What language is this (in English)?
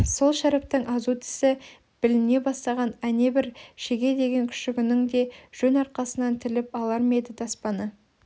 Kazakh